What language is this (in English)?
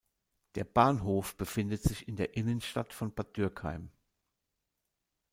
German